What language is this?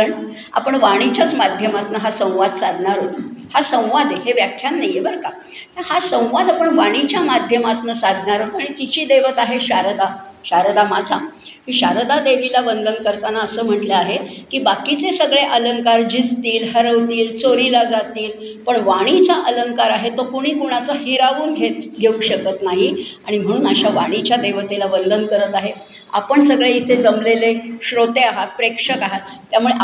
Marathi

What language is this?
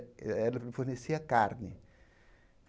Portuguese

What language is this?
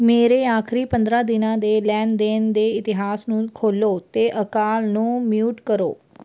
Punjabi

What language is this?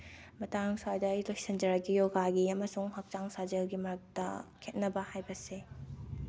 Manipuri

